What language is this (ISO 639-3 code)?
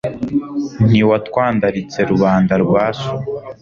kin